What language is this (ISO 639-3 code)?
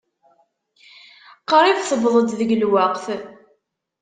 kab